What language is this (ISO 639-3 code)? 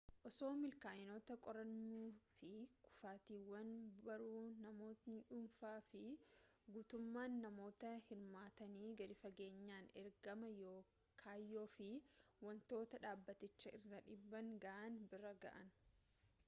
orm